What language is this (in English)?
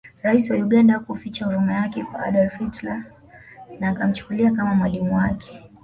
Swahili